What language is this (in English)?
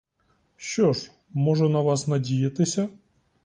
Ukrainian